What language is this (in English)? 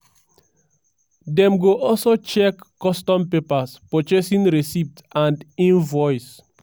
Nigerian Pidgin